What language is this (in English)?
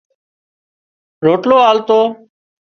Wadiyara Koli